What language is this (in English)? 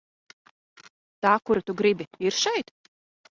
Latvian